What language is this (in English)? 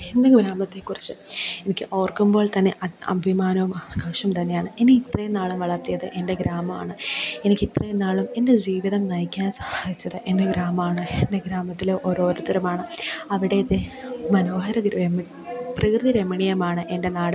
Malayalam